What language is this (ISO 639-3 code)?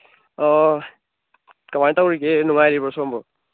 mni